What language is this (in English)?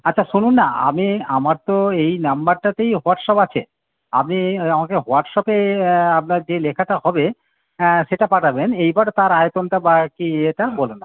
Bangla